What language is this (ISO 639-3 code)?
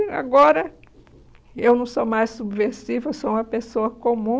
por